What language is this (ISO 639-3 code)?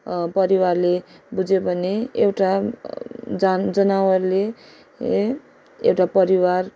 nep